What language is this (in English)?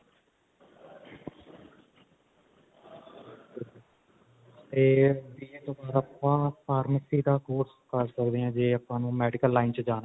Punjabi